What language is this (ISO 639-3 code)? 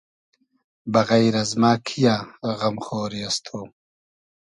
haz